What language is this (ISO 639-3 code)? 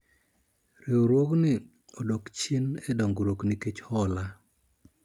luo